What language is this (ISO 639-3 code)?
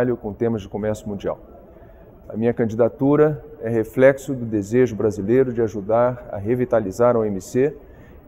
por